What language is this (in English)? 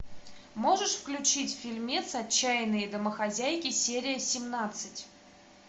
Russian